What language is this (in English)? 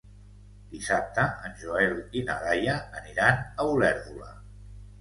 Catalan